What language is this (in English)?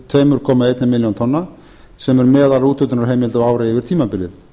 Icelandic